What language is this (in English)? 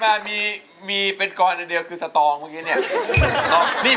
Thai